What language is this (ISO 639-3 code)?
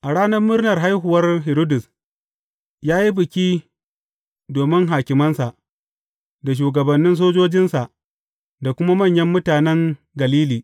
hau